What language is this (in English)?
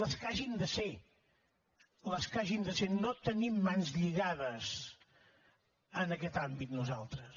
Catalan